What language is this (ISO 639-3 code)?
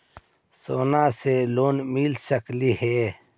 mag